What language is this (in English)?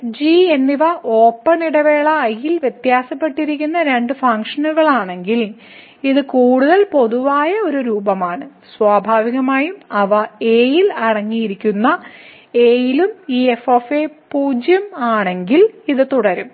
Malayalam